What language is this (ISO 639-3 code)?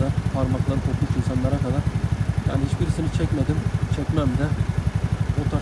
tur